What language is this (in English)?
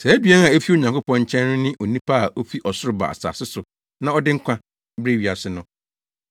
Akan